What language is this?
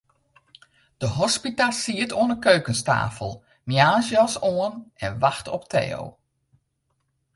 Western Frisian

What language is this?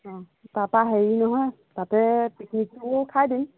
Assamese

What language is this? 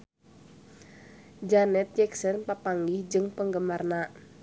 Sundanese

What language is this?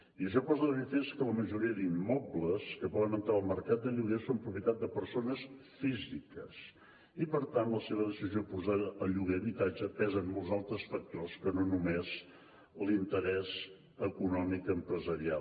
Catalan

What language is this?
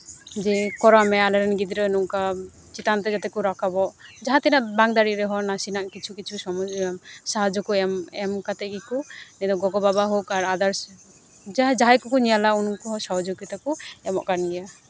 Santali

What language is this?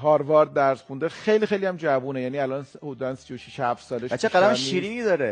Persian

